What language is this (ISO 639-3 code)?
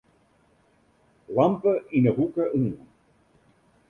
fry